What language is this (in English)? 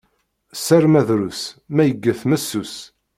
Kabyle